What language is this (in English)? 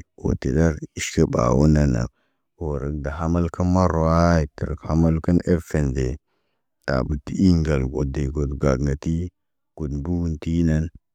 Naba